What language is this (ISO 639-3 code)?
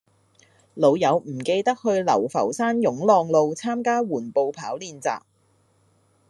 yue